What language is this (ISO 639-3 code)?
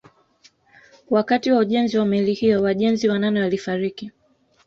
swa